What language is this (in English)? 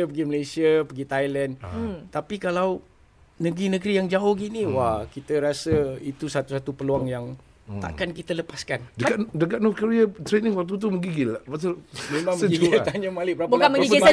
Malay